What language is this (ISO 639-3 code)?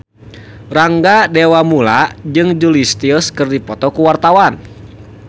sun